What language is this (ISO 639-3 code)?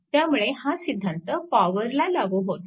mar